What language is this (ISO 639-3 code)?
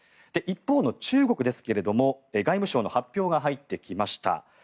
jpn